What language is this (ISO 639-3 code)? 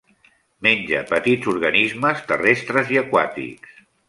cat